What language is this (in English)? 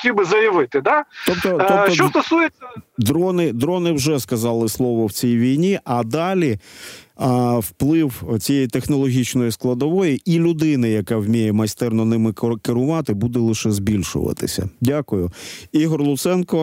Ukrainian